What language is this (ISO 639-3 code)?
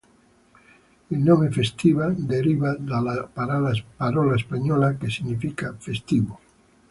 ita